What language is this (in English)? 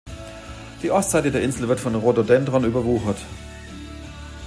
German